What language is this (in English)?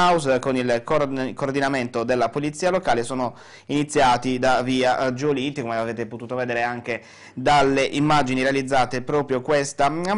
Italian